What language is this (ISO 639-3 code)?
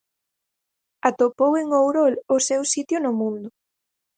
glg